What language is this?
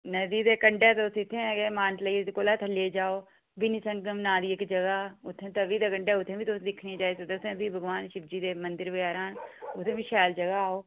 Dogri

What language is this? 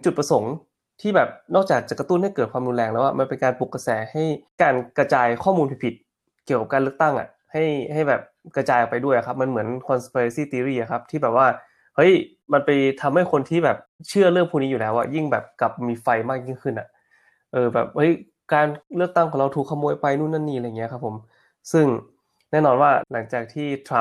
Thai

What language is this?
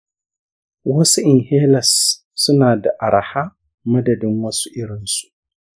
Hausa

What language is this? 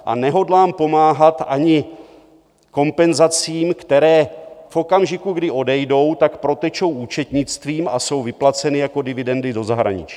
Czech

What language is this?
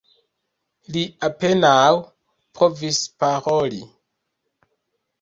Esperanto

